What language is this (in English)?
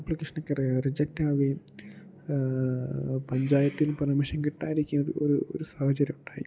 Malayalam